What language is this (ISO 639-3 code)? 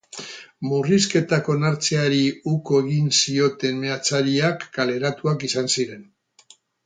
eus